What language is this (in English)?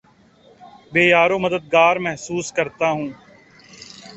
Urdu